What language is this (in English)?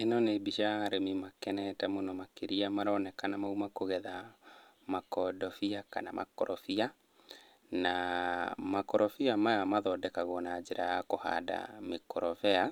Kikuyu